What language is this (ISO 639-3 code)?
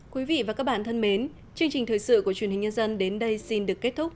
vie